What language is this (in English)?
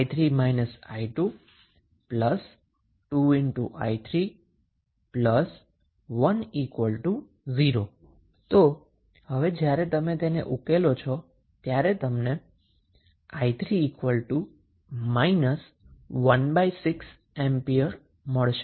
Gujarati